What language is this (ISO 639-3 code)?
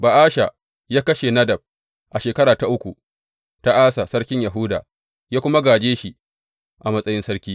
hau